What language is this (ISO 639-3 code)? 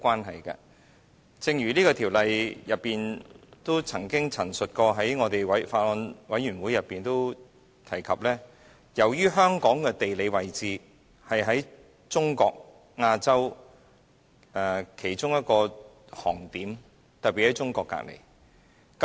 yue